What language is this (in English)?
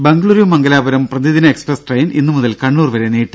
Malayalam